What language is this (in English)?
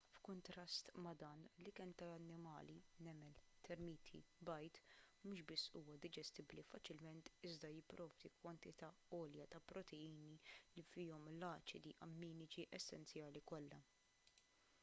Maltese